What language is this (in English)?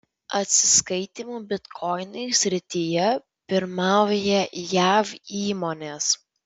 Lithuanian